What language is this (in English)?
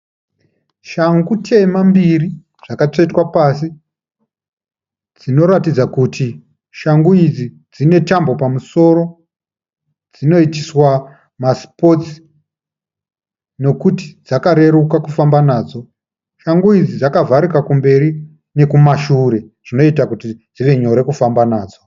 Shona